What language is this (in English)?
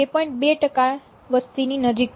Gujarati